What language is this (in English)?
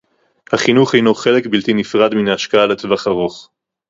Hebrew